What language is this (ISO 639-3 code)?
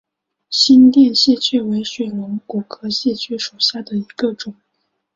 zho